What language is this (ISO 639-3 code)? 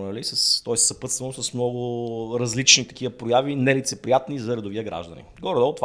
bul